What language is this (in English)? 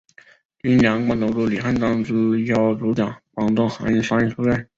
Chinese